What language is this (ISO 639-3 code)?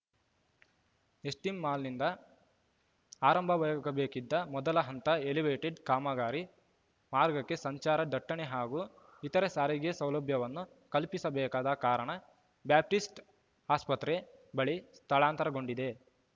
kan